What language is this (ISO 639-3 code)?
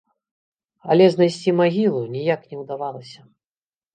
bel